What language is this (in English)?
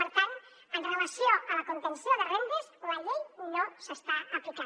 Catalan